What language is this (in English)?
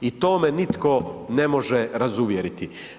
Croatian